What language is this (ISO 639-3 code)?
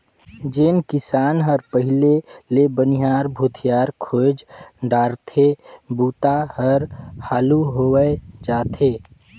hne